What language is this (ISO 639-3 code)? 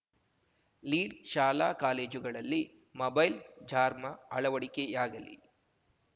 kan